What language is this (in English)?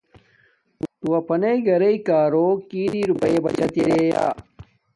Domaaki